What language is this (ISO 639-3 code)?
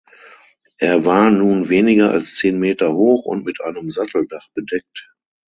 deu